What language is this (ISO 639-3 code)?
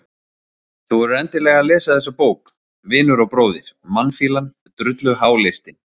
isl